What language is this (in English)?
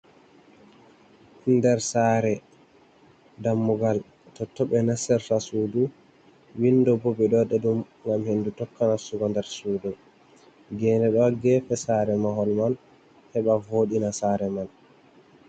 Fula